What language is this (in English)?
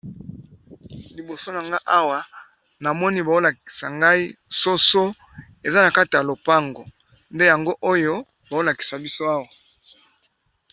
Lingala